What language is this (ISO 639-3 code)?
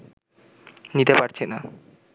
ben